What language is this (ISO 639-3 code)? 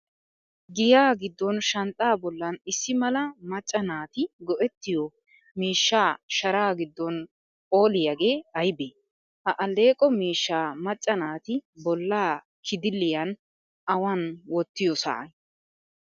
wal